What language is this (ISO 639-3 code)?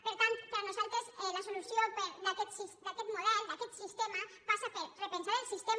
cat